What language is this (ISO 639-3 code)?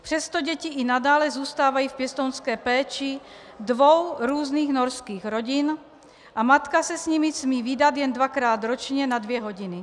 ces